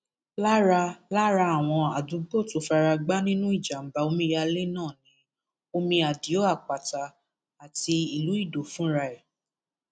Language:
Yoruba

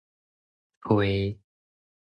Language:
Min Nan Chinese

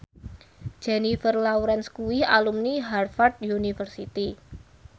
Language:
Javanese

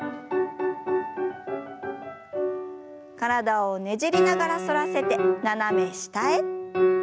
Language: Japanese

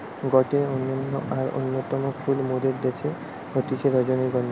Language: Bangla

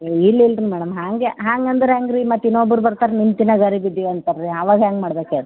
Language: Kannada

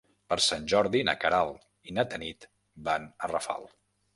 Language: Catalan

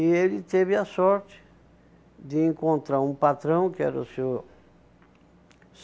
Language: Portuguese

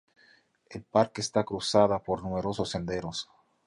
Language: Spanish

